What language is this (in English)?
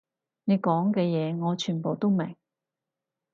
Cantonese